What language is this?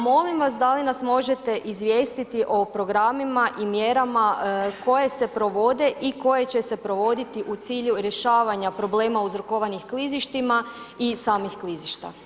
Croatian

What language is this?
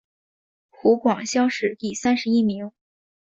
Chinese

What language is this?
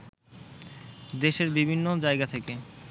Bangla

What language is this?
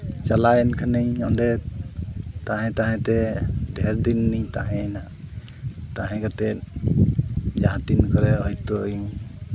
Santali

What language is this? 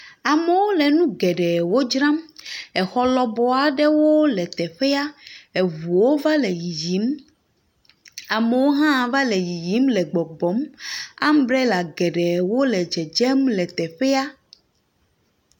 Ewe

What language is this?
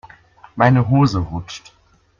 German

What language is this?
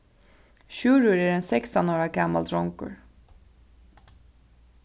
Faroese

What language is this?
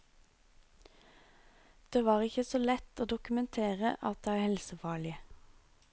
Norwegian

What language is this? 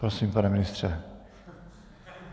Czech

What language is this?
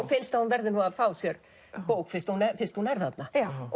Icelandic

